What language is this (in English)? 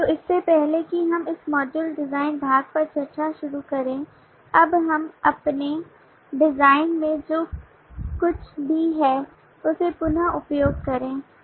Hindi